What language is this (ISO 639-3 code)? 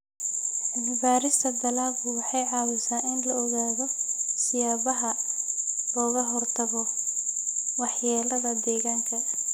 som